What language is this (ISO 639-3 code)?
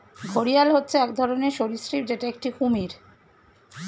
ben